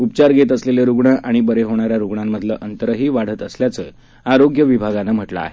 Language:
Marathi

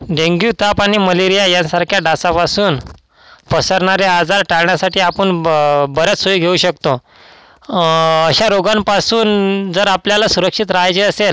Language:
Marathi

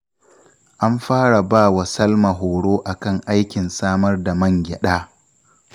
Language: Hausa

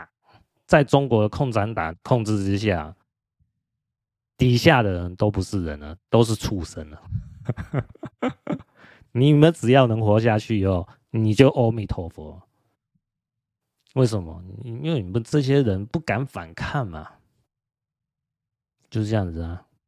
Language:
Chinese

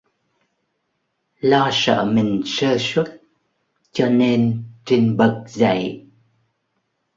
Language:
Vietnamese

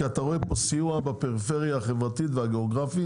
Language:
Hebrew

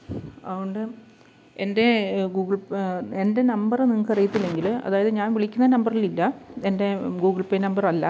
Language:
Malayalam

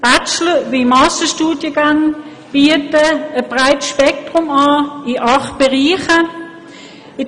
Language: Swiss German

